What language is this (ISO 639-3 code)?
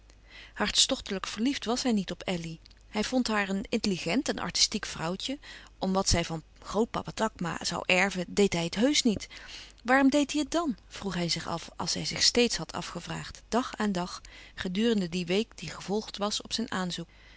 nld